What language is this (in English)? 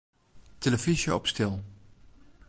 Western Frisian